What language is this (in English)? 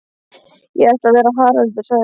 Icelandic